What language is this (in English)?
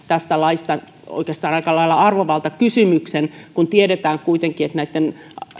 Finnish